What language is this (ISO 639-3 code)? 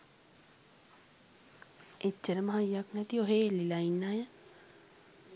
sin